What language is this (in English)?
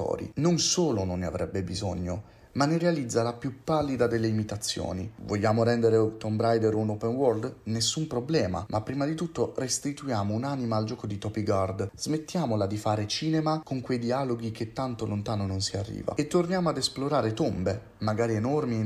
Italian